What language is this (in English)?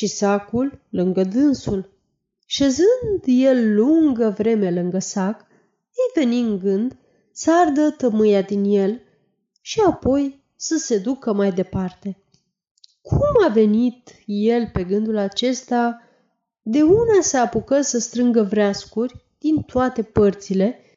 Romanian